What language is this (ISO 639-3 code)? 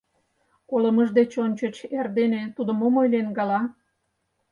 chm